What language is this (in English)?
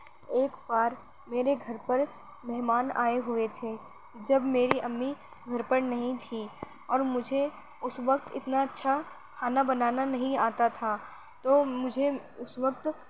Urdu